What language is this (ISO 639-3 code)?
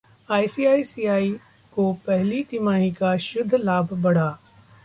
hin